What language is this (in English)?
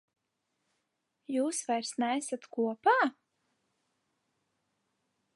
Latvian